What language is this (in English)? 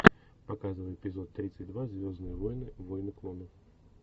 Russian